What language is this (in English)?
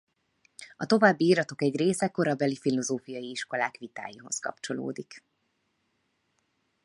Hungarian